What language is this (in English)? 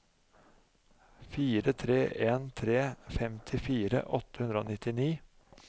Norwegian